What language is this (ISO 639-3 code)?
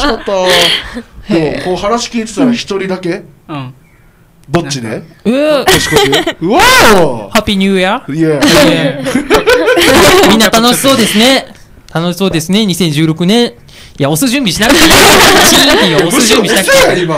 jpn